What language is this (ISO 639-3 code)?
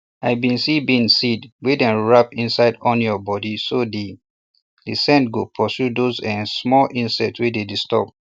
pcm